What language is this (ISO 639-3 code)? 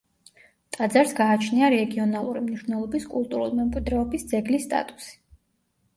kat